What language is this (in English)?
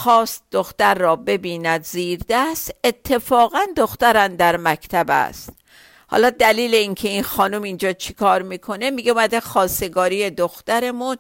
Persian